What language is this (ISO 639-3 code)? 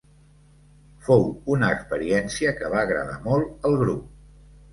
cat